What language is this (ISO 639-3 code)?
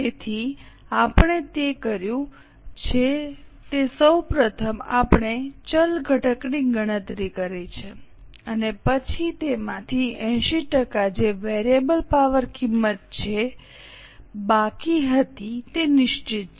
guj